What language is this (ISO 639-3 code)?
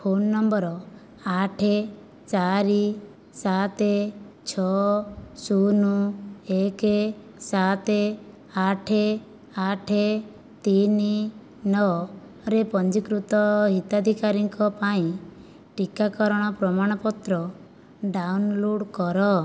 ori